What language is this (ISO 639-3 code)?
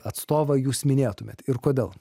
lit